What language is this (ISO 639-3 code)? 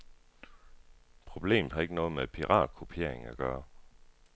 dan